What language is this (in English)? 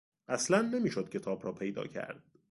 Persian